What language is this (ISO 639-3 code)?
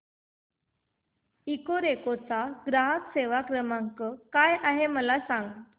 mar